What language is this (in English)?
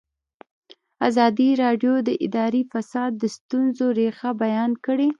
Pashto